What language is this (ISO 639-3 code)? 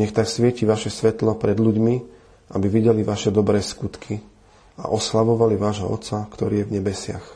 slk